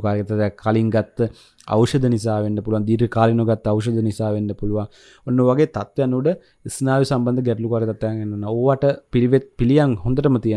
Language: Indonesian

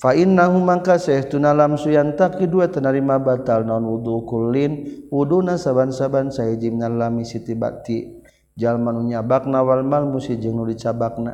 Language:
Malay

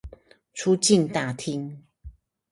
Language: Chinese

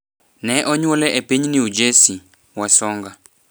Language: Luo (Kenya and Tanzania)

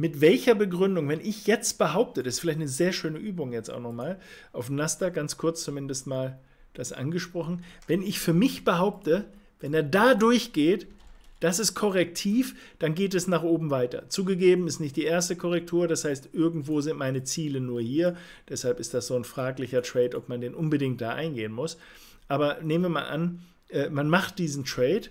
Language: German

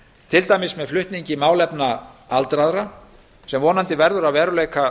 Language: Icelandic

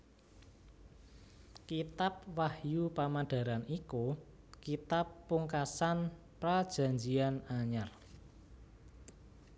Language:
Javanese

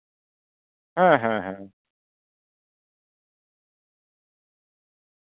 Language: Santali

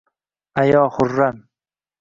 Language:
Uzbek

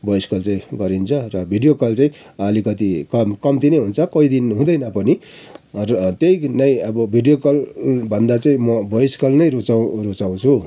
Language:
Nepali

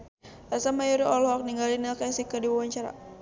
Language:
Sundanese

